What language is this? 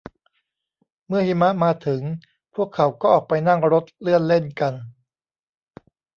Thai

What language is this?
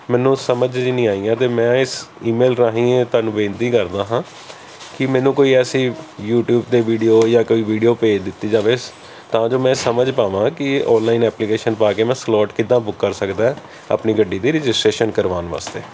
Punjabi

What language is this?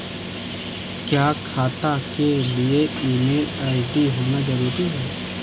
Hindi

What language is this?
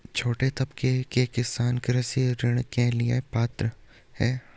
Hindi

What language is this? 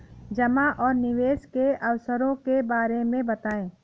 Hindi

